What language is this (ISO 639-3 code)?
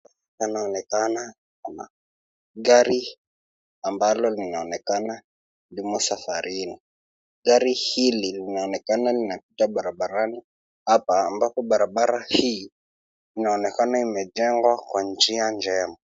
swa